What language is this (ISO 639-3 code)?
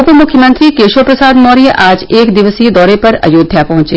hin